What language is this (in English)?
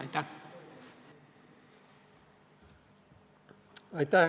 Estonian